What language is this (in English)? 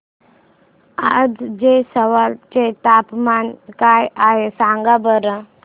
Marathi